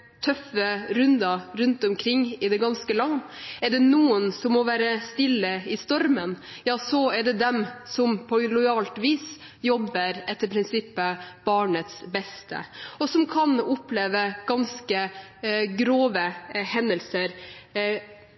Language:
Norwegian Bokmål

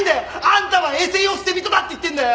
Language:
Japanese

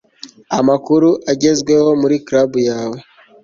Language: Kinyarwanda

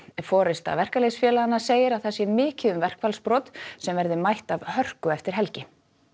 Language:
Icelandic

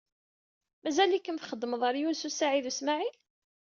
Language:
Kabyle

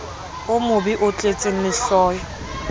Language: Southern Sotho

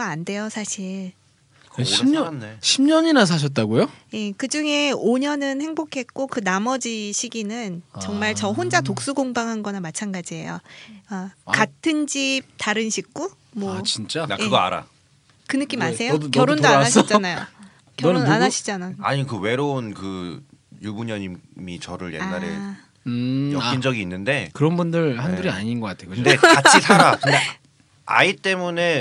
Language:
Korean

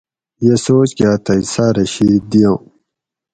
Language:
Gawri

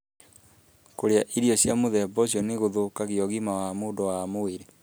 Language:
Kikuyu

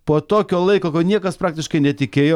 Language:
Lithuanian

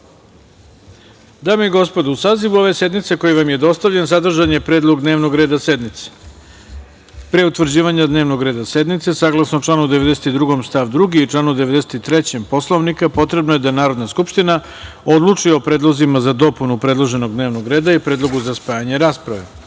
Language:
Serbian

